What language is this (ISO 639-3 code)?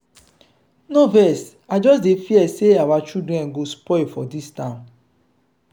pcm